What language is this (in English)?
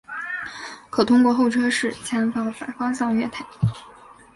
Chinese